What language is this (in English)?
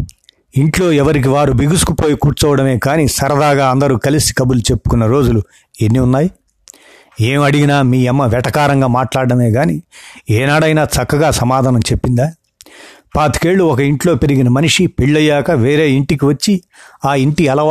Telugu